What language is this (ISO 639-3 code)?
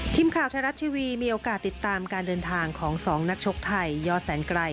tha